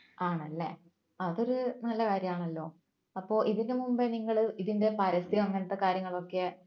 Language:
Malayalam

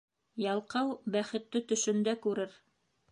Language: Bashkir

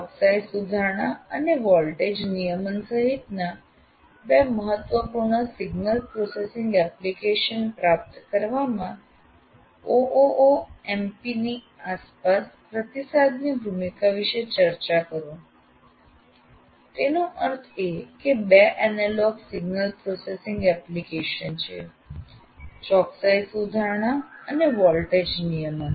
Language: Gujarati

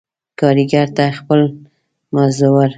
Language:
Pashto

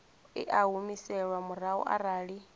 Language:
Venda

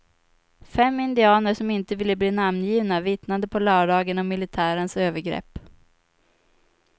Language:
Swedish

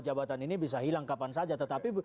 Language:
Indonesian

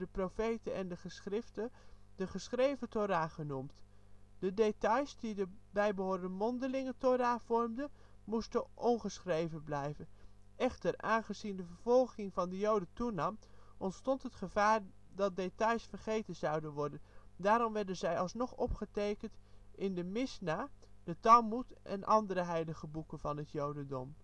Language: Dutch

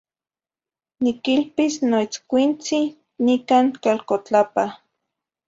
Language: Zacatlán-Ahuacatlán-Tepetzintla Nahuatl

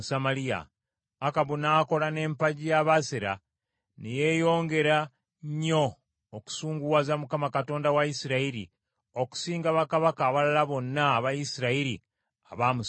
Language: Ganda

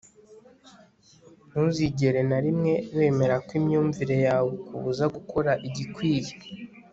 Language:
Kinyarwanda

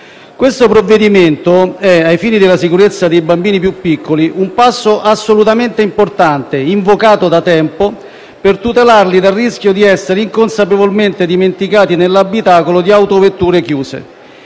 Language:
Italian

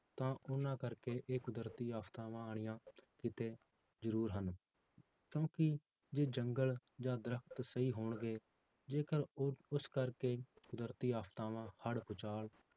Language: Punjabi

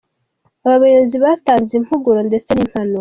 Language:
Kinyarwanda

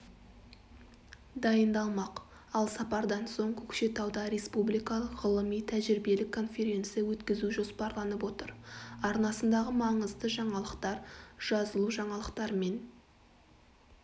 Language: Kazakh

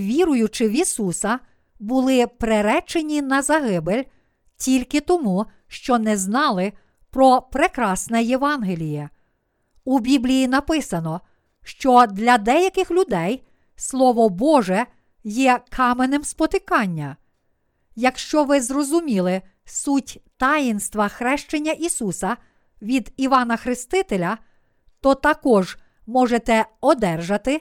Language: Ukrainian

